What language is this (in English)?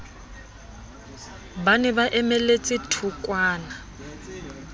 Southern Sotho